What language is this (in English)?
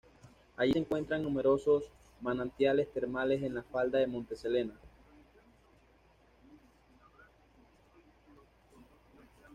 Spanish